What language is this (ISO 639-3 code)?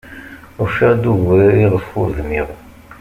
kab